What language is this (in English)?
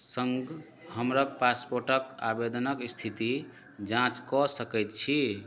Maithili